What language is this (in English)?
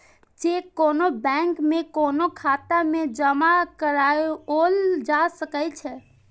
Maithili